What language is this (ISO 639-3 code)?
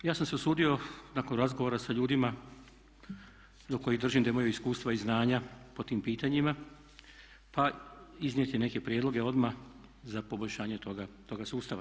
hrv